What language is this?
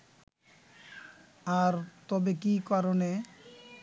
Bangla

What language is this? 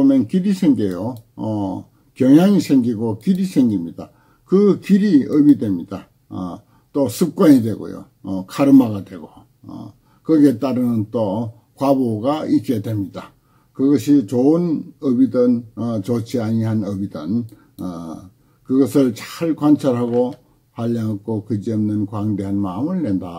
Korean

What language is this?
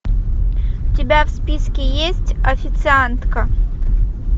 Russian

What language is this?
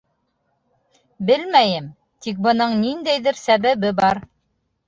Bashkir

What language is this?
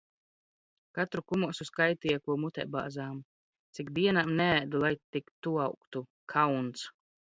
Latvian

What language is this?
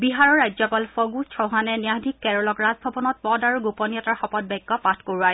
Assamese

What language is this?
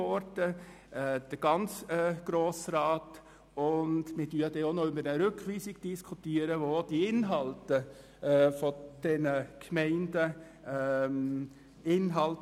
Swiss German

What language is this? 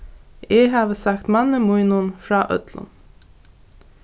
Faroese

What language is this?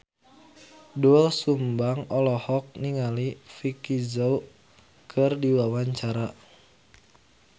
Sundanese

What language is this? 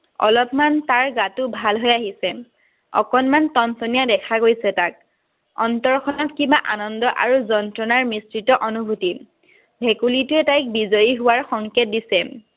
Assamese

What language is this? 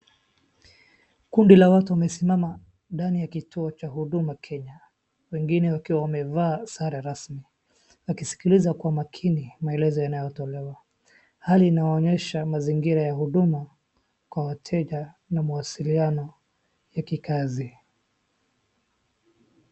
Swahili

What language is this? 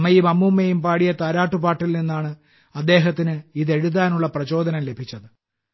Malayalam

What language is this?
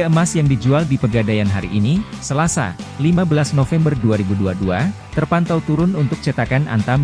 Indonesian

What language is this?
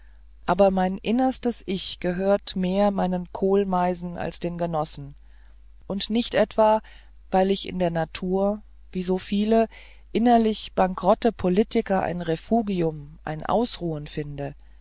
German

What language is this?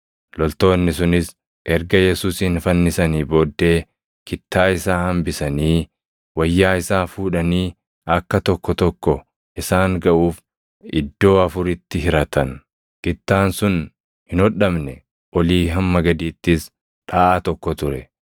Oromo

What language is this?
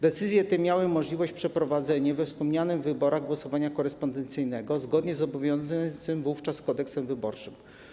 Polish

